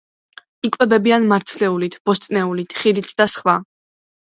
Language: Georgian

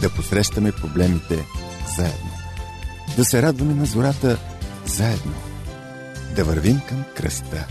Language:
Bulgarian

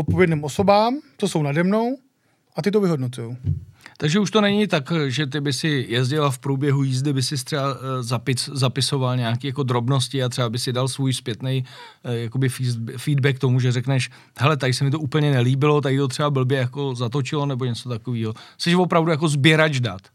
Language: Czech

